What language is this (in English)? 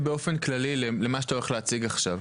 Hebrew